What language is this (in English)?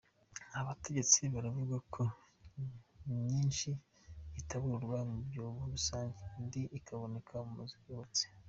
Kinyarwanda